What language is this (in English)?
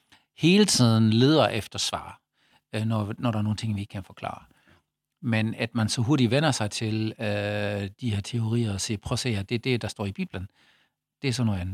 Danish